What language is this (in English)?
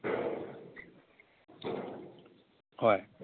Manipuri